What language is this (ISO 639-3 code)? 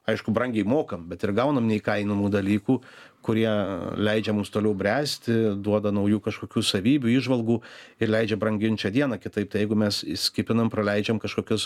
lit